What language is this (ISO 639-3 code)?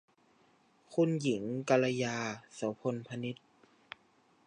tha